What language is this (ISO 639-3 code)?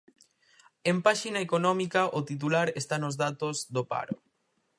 glg